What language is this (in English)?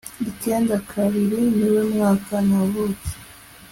Kinyarwanda